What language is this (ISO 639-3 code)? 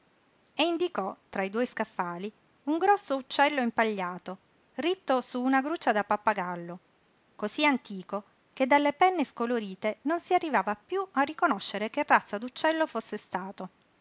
ita